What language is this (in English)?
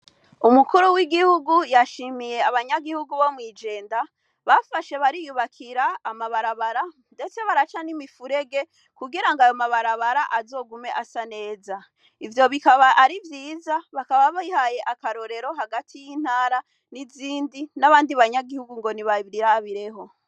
Rundi